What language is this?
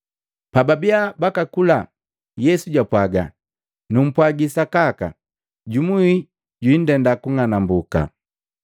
Matengo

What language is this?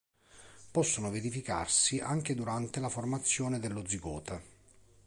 Italian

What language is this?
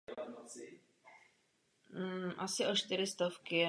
Czech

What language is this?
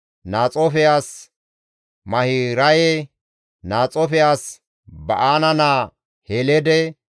Gamo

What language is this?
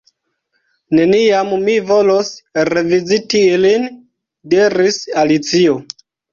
Esperanto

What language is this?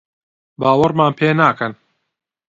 Central Kurdish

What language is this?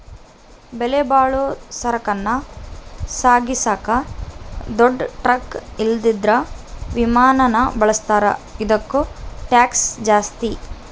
Kannada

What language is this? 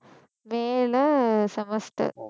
Tamil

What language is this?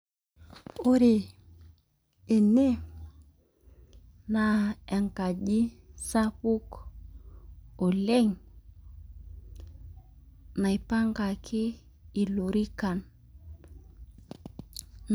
Masai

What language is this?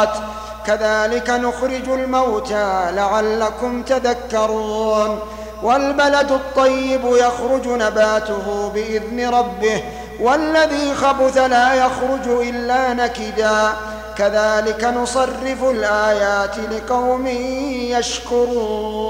Arabic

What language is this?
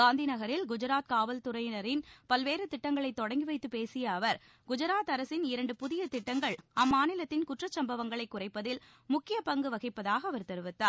Tamil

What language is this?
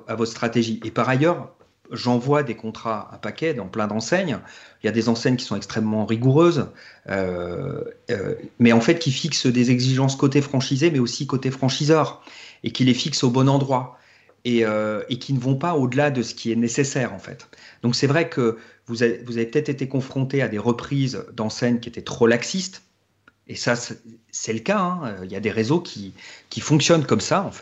French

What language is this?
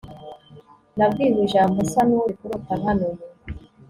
Kinyarwanda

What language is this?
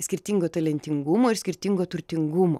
Lithuanian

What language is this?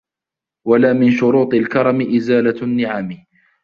Arabic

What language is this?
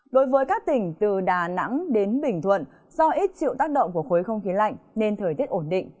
Vietnamese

